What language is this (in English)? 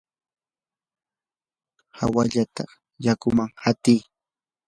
Yanahuanca Pasco Quechua